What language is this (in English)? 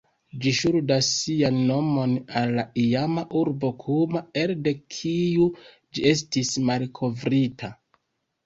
Esperanto